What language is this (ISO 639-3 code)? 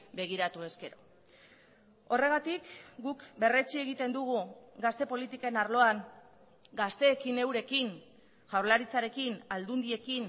eus